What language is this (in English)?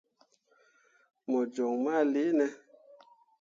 Mundang